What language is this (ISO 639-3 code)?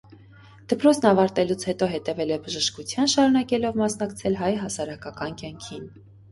hye